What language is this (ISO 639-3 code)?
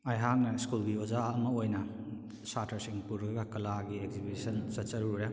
mni